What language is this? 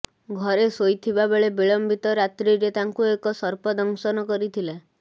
Odia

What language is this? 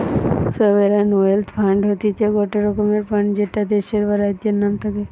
Bangla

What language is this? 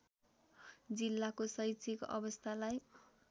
Nepali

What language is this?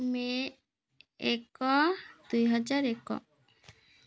Odia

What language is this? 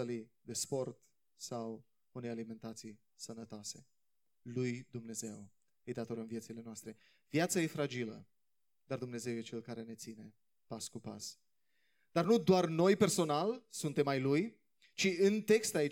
Romanian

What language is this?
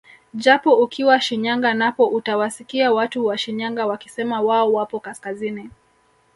Swahili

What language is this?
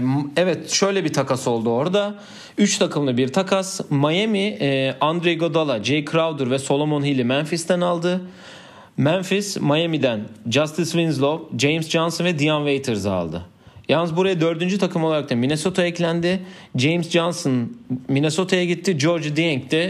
Turkish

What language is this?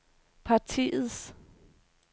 Danish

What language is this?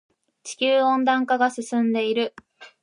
Japanese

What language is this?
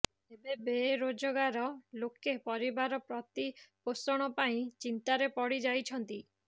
Odia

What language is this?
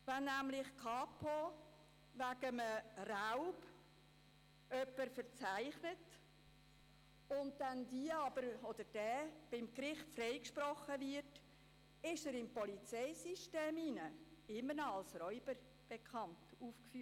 Swiss German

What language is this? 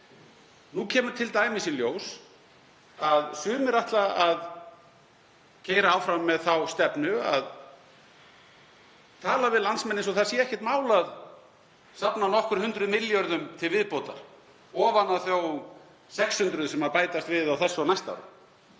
Icelandic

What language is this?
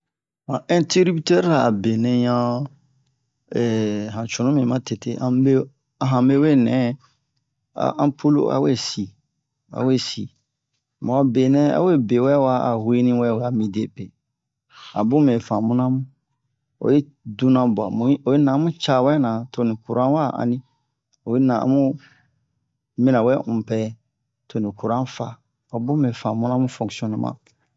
Bomu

